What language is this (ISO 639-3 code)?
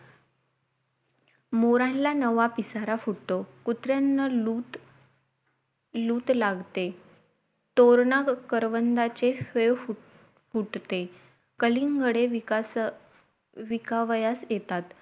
mar